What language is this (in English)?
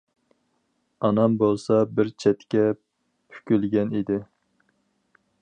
Uyghur